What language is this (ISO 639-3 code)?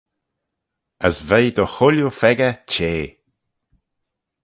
glv